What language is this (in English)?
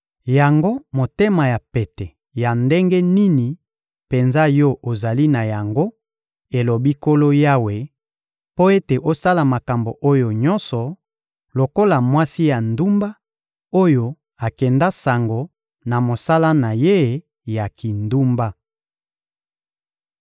Lingala